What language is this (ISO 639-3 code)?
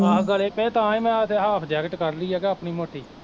pan